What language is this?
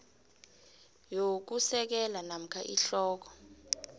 South Ndebele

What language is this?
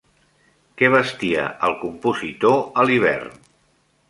Catalan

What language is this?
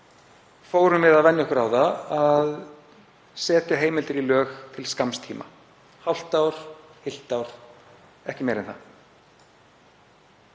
Icelandic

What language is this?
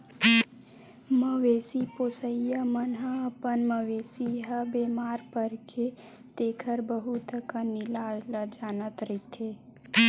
Chhattisgarhi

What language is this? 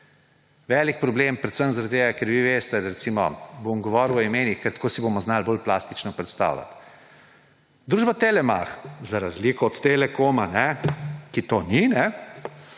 Slovenian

